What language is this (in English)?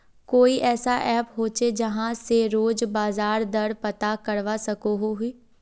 Magahi